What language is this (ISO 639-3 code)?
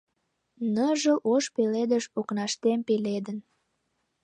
chm